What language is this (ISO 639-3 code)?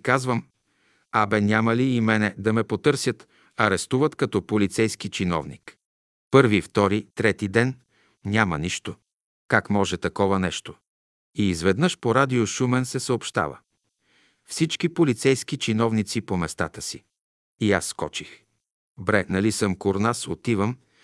bul